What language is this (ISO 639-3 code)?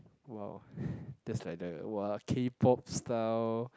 eng